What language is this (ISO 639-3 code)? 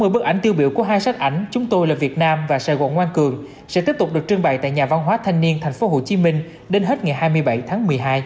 vie